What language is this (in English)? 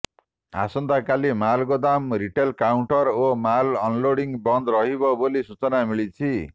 Odia